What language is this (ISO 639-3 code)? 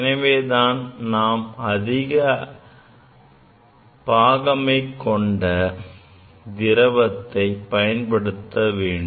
tam